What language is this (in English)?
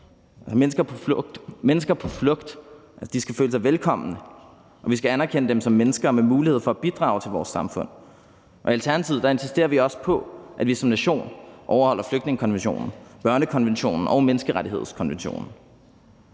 Danish